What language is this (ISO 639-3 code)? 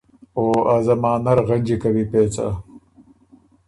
oru